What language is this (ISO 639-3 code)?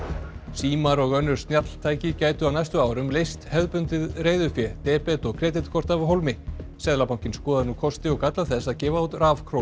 isl